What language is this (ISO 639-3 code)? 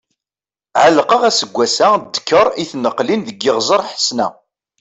kab